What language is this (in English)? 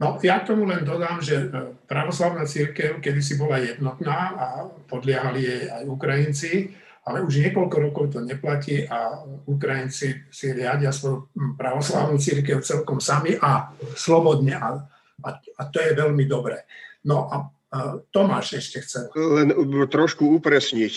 Slovak